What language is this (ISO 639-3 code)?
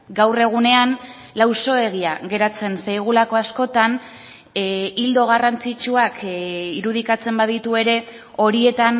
eus